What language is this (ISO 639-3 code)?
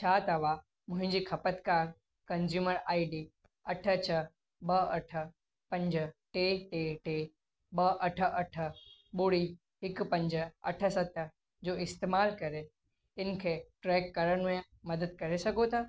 snd